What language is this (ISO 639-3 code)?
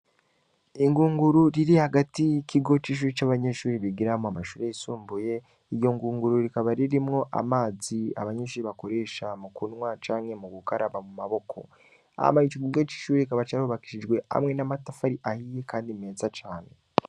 run